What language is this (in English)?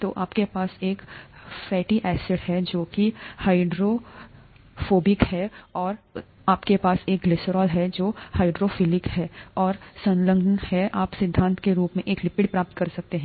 Hindi